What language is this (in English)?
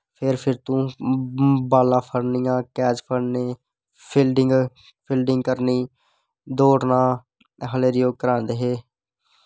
Dogri